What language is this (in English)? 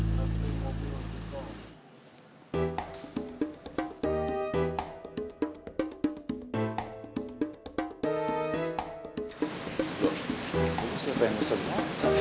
Indonesian